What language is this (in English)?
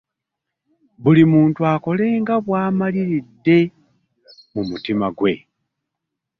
Ganda